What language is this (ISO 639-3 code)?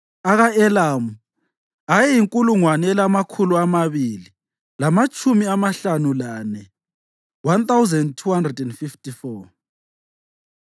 nde